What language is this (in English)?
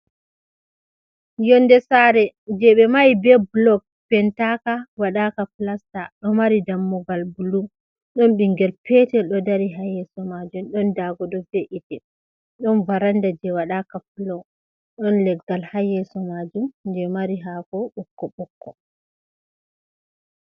Fula